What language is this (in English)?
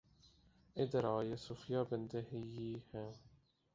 Urdu